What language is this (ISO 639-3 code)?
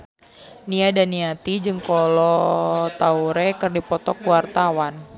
sun